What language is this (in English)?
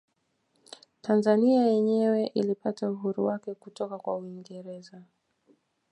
Swahili